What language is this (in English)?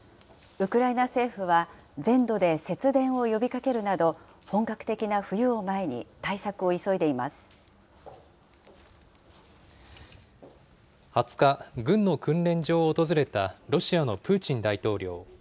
Japanese